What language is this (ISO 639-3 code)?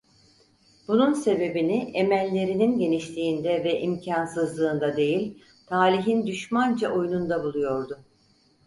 tur